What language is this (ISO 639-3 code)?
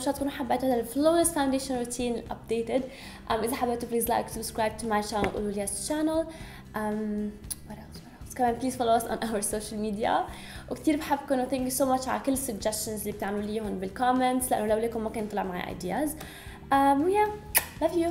ara